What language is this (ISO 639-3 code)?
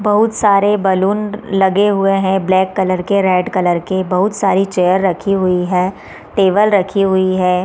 hin